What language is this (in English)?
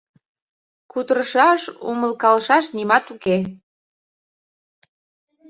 Mari